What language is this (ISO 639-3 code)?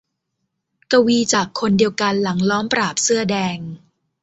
tha